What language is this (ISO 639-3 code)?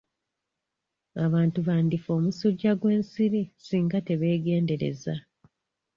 lug